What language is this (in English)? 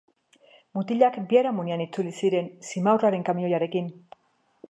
Basque